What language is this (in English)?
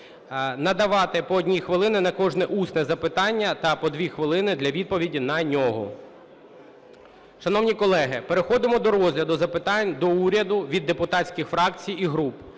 Ukrainian